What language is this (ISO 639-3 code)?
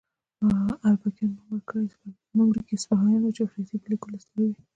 pus